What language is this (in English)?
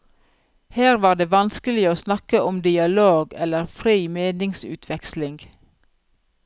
Norwegian